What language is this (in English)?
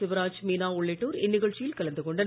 Tamil